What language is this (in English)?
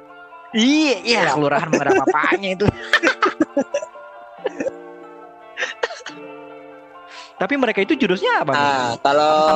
Indonesian